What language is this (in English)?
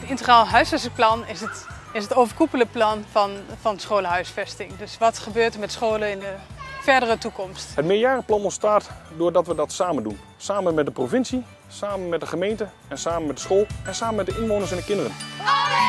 Dutch